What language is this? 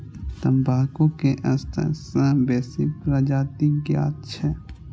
Maithili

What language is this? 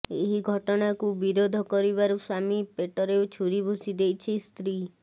Odia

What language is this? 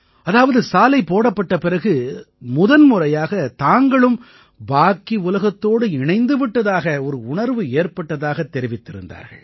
Tamil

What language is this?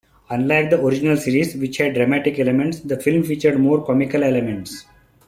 English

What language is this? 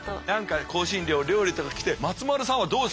Japanese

